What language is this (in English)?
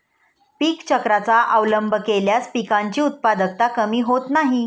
Marathi